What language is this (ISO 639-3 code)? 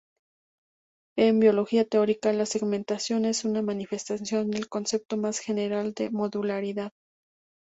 spa